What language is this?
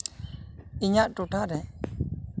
Santali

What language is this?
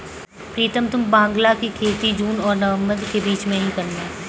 Hindi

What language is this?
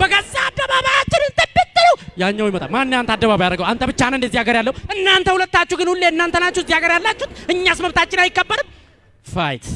Amharic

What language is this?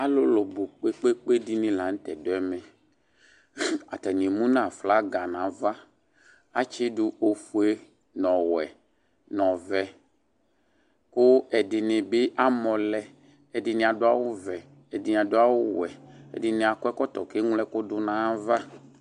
Ikposo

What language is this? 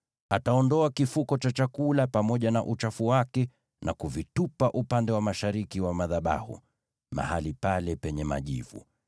Swahili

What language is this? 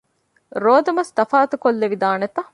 Divehi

